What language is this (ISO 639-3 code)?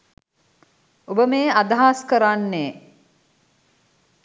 sin